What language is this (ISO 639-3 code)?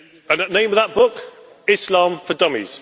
eng